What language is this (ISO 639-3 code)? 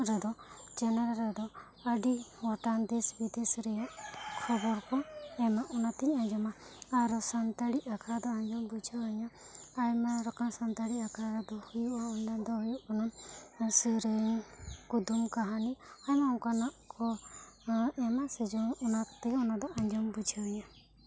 sat